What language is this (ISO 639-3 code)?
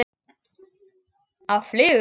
isl